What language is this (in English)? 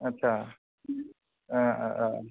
Bodo